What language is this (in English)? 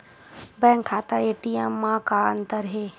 Chhattisgarhi